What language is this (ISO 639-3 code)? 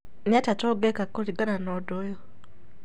kik